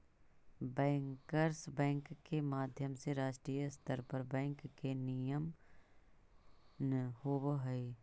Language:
Magahi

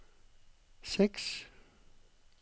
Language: Norwegian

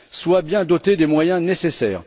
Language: French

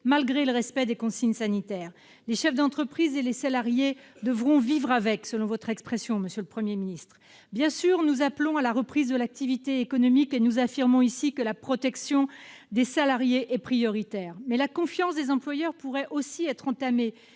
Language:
French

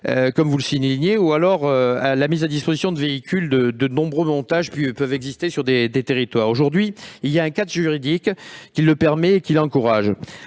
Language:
French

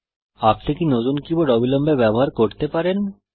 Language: Bangla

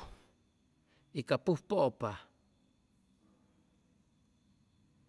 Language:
Chimalapa Zoque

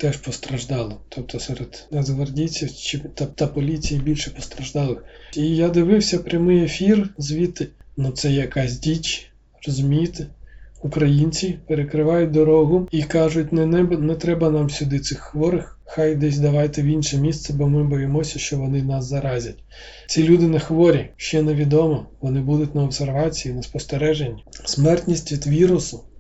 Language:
Ukrainian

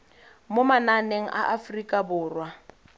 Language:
Tswana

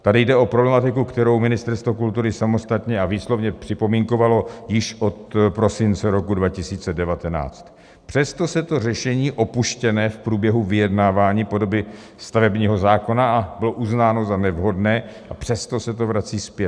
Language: Czech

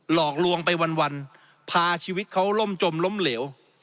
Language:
Thai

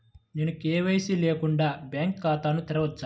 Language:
Telugu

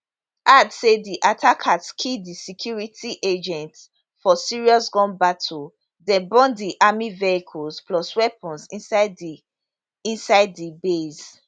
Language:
Nigerian Pidgin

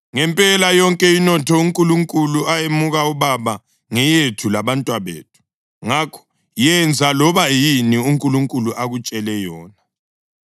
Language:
North Ndebele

